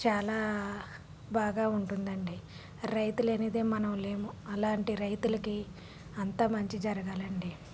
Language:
Telugu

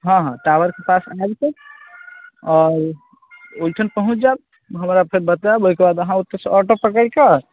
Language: Maithili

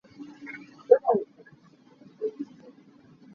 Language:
Hakha Chin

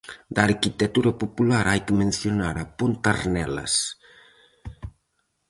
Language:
Galician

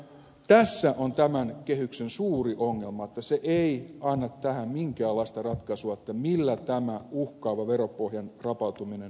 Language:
Finnish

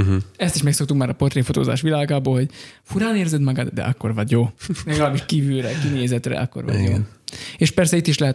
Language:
Hungarian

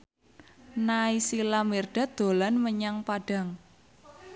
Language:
Javanese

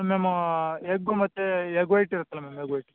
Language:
Kannada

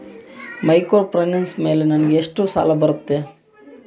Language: Kannada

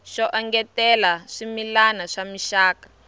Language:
Tsonga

